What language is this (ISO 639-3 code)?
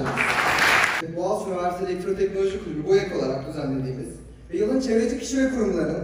tur